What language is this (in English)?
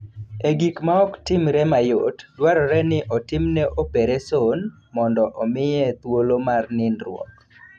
Luo (Kenya and Tanzania)